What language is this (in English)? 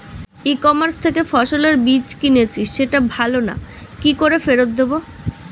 Bangla